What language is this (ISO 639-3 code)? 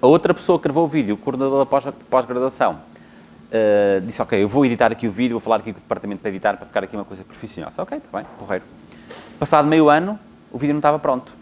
por